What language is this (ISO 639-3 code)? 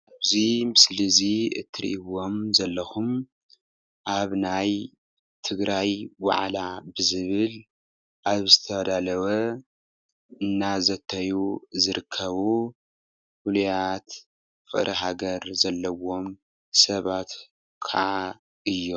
tir